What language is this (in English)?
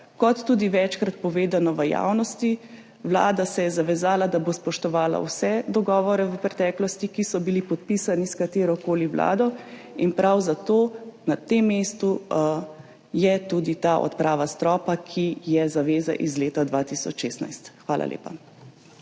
Slovenian